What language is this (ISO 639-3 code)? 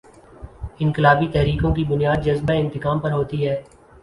urd